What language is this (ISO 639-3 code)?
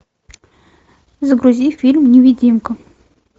rus